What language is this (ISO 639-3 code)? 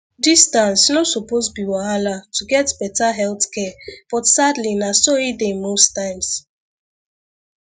pcm